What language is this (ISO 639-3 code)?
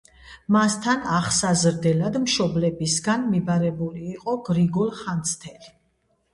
kat